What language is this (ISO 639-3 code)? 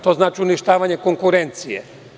srp